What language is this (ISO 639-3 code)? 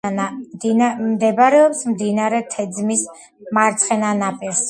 kat